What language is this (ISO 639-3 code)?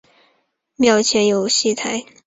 zho